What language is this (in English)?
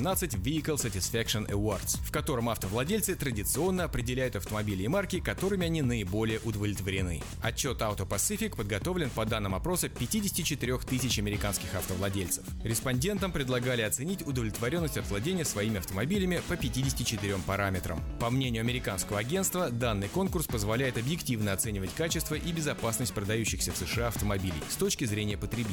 Russian